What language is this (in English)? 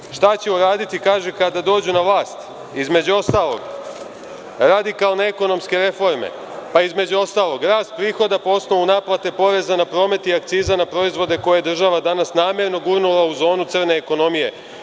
Serbian